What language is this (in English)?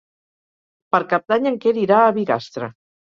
Catalan